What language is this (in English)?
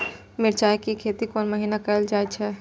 Maithili